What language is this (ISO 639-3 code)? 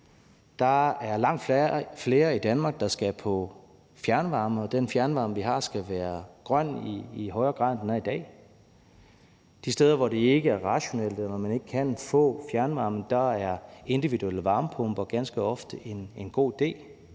dan